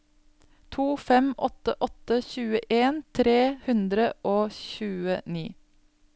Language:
Norwegian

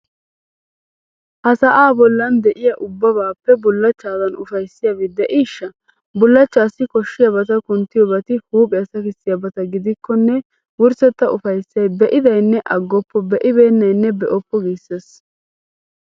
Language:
Wolaytta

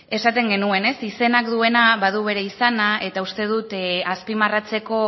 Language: Basque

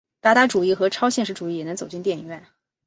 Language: Chinese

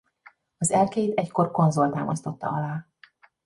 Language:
Hungarian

